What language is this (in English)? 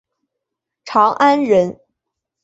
Chinese